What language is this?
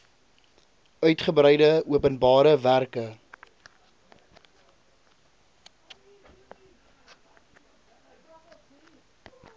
Afrikaans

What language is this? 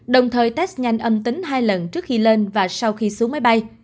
Vietnamese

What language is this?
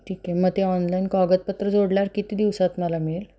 Marathi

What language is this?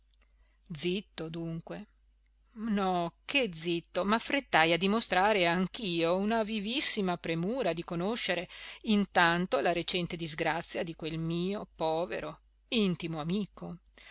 Italian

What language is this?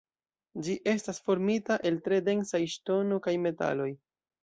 Esperanto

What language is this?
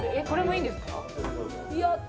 Japanese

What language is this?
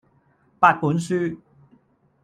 Cantonese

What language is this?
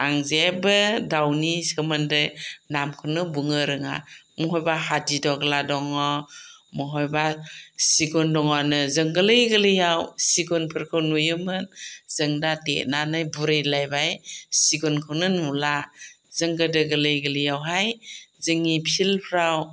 Bodo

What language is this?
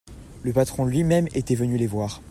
French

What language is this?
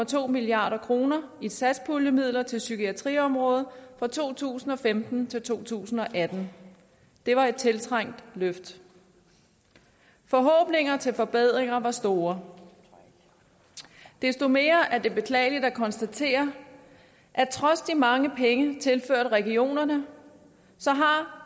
Danish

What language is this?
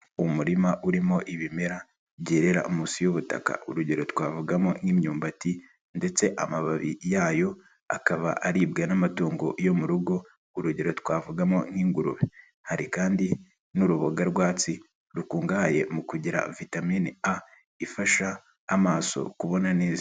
Kinyarwanda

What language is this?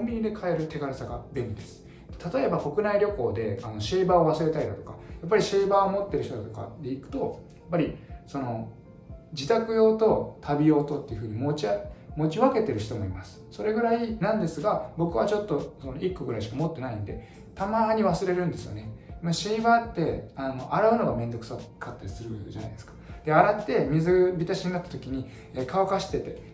Japanese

